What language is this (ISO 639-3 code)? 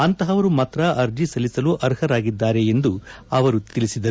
kan